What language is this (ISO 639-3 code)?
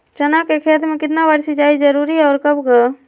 mag